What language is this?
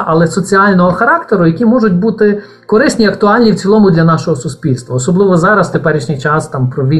Ukrainian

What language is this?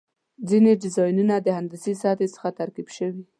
Pashto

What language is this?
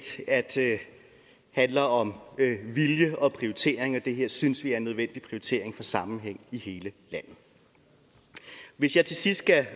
Danish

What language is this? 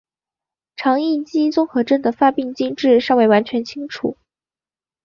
Chinese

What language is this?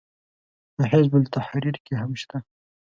Pashto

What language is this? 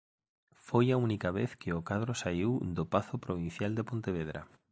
Galician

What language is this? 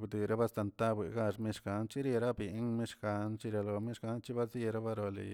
Tilquiapan Zapotec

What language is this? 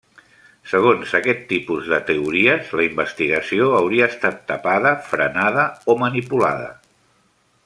Catalan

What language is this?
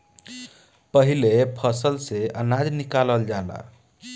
Bhojpuri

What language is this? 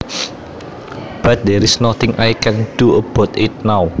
Javanese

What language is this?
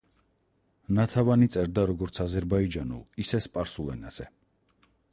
Georgian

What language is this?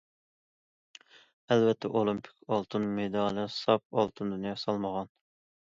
Uyghur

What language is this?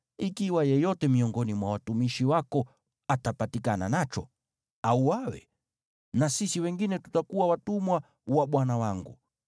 Swahili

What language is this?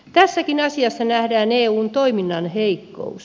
Finnish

